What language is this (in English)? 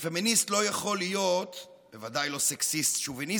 Hebrew